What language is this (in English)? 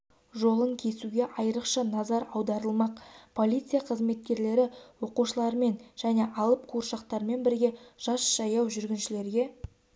Kazakh